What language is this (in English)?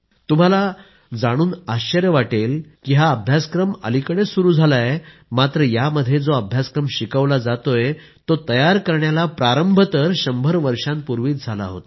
Marathi